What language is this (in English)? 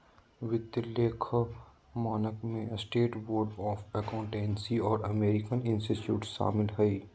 Magahi